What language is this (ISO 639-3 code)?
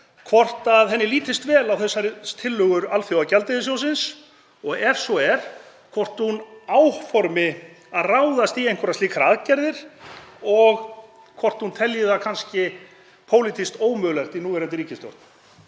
isl